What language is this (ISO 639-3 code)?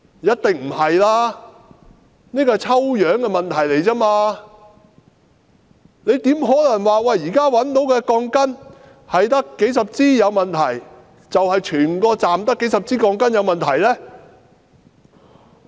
yue